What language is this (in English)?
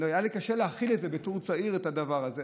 Hebrew